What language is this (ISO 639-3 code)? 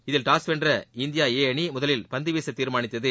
tam